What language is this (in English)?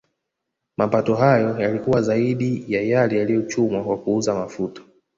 Swahili